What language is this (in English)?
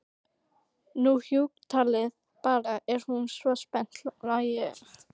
Icelandic